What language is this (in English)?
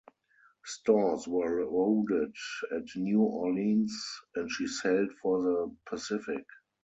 English